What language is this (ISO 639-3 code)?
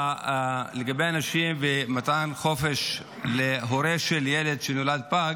heb